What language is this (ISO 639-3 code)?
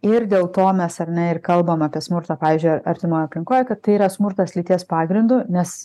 lit